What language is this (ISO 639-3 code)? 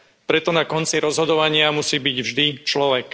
slk